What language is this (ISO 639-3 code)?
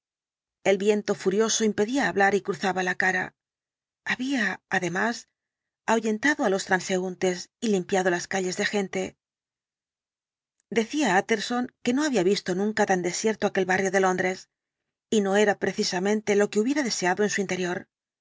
spa